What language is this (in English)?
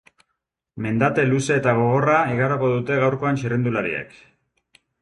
Basque